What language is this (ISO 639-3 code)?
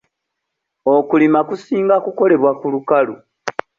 lug